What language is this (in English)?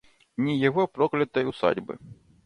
Russian